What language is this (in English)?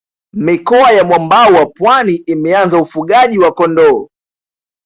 Swahili